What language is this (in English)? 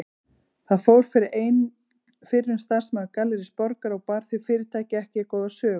Icelandic